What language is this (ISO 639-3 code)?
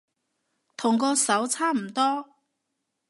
yue